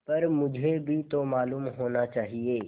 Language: Hindi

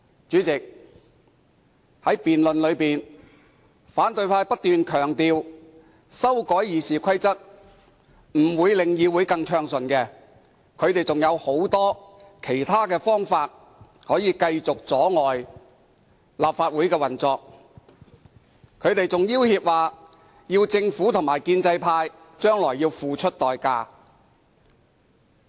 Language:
Cantonese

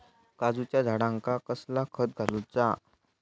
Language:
Marathi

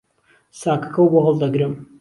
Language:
Central Kurdish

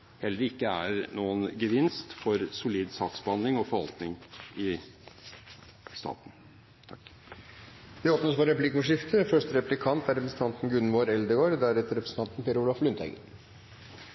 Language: Norwegian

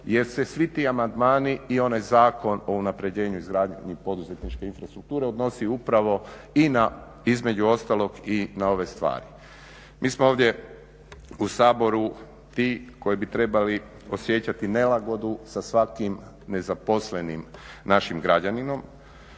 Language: Croatian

